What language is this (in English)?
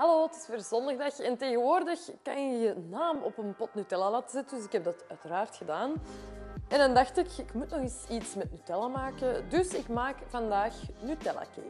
Dutch